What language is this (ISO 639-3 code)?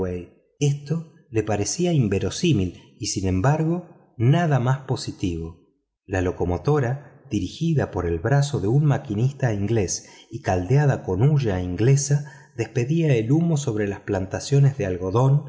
spa